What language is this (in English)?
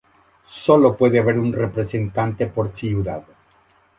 Spanish